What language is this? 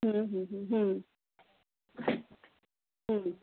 Odia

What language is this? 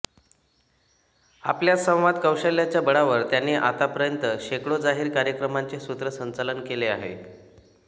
Marathi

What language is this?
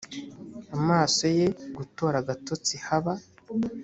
Kinyarwanda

